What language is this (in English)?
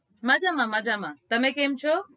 Gujarati